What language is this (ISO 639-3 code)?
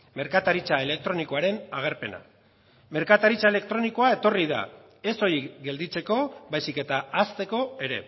eus